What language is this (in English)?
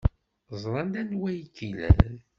Kabyle